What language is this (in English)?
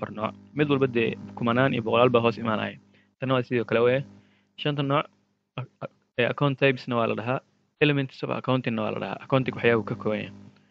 Arabic